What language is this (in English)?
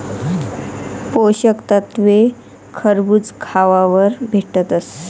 Marathi